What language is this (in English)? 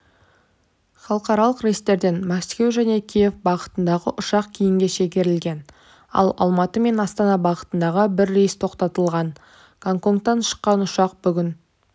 Kazakh